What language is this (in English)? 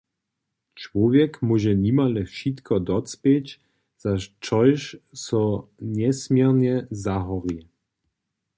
Upper Sorbian